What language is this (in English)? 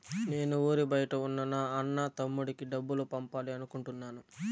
Telugu